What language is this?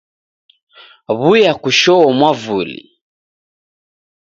Taita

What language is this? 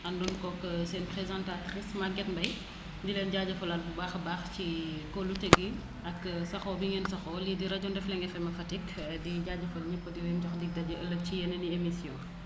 Wolof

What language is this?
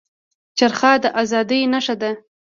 Pashto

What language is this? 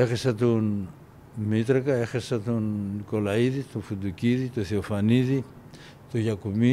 Greek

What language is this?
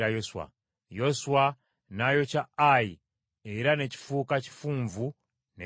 Ganda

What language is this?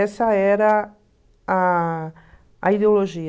Portuguese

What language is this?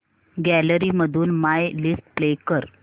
Marathi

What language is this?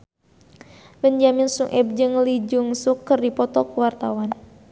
Sundanese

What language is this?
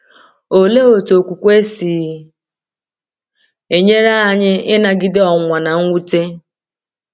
Igbo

